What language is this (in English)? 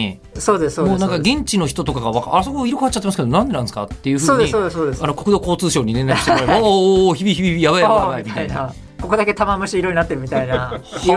Japanese